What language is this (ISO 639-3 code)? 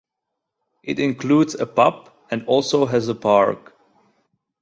eng